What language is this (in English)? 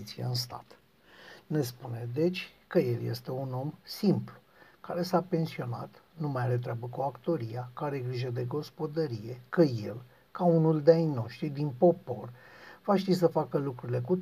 Romanian